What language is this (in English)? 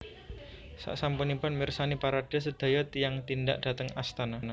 Javanese